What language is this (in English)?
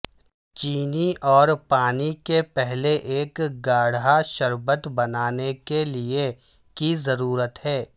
Urdu